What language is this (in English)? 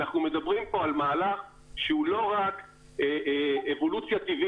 Hebrew